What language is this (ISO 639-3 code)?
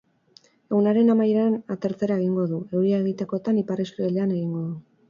eus